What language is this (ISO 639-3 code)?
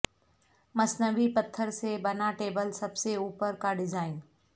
urd